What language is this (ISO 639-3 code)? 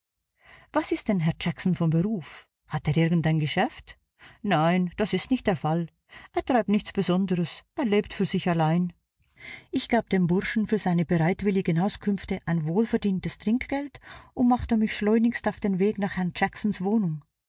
deu